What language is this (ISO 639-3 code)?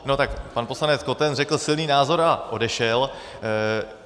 ces